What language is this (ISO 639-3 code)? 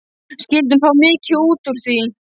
isl